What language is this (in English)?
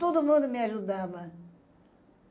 Portuguese